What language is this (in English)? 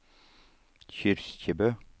Norwegian